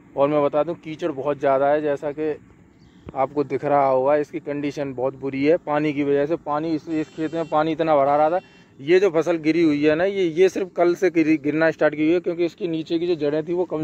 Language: Hindi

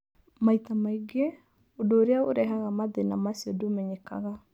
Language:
Kikuyu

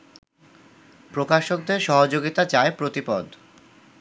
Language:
Bangla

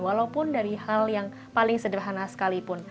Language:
Indonesian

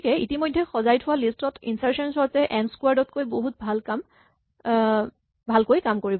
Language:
Assamese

